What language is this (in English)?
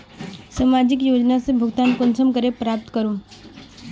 Magahi